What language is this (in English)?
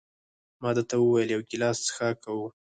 Pashto